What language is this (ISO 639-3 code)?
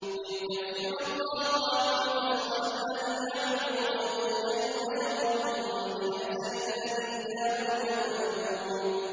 ara